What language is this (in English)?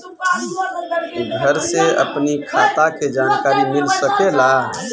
Bhojpuri